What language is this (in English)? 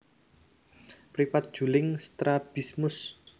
Javanese